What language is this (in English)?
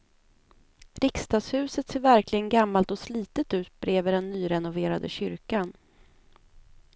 Swedish